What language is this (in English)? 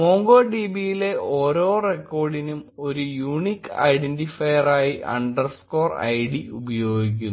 Malayalam